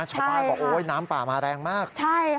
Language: Thai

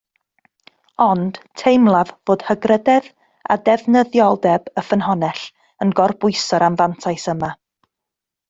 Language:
Welsh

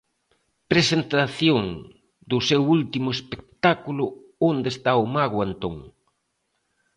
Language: Galician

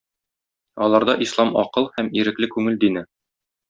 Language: Tatar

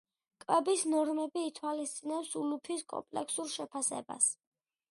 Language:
Georgian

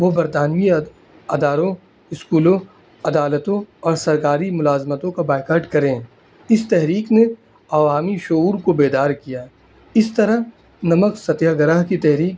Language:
Urdu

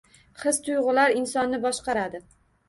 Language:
Uzbek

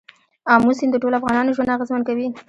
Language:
Pashto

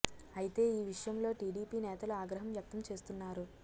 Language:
Telugu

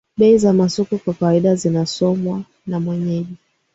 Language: Swahili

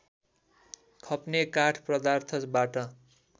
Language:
Nepali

